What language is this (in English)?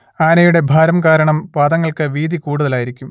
Malayalam